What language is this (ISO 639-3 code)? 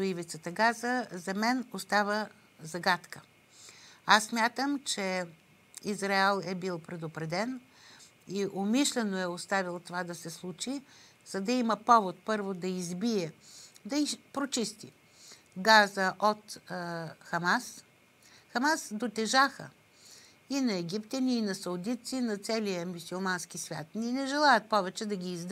bul